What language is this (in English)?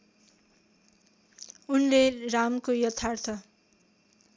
Nepali